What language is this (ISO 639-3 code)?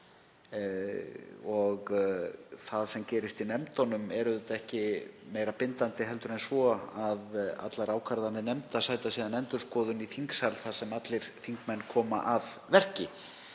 isl